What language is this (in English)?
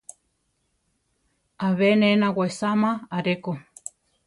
Central Tarahumara